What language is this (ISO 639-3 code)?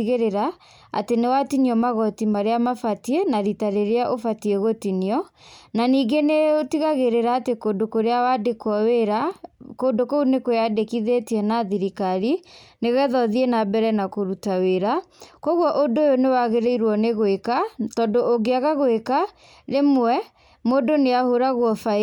kik